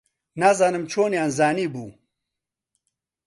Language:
Central Kurdish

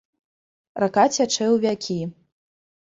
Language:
Belarusian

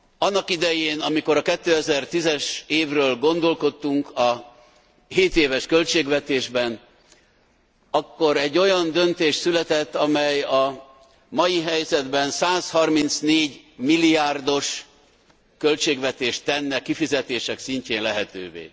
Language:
Hungarian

